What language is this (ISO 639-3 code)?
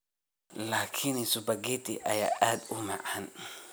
som